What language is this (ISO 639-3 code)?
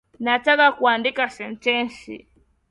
swa